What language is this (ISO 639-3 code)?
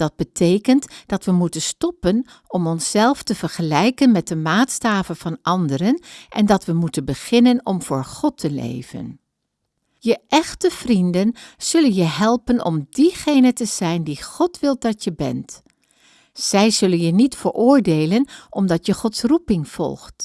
nld